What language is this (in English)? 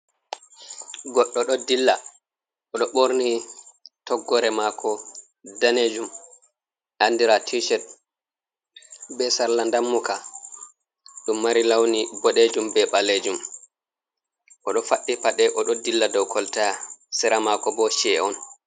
Fula